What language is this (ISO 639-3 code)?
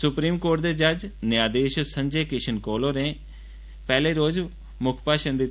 doi